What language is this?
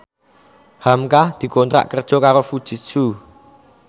Javanese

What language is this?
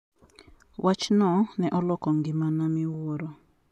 Luo (Kenya and Tanzania)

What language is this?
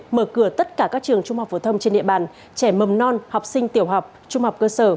Vietnamese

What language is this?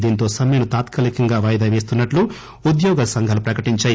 Telugu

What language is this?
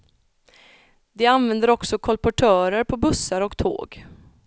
Swedish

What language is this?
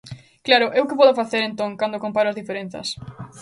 Galician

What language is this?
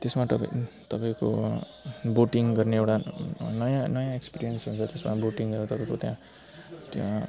Nepali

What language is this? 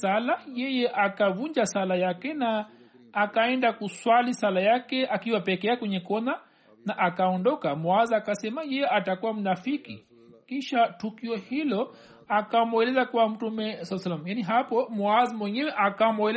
Swahili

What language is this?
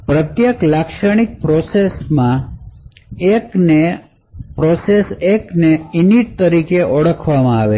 Gujarati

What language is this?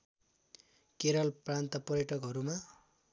Nepali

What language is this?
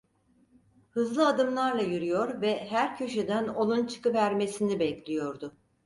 Turkish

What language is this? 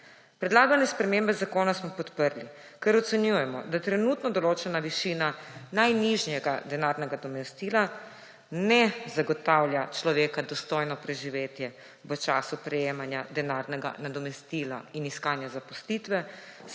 Slovenian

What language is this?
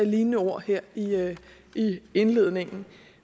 Danish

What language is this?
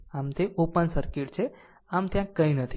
Gujarati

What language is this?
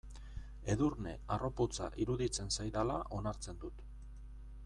Basque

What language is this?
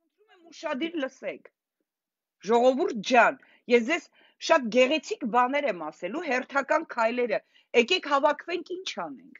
Romanian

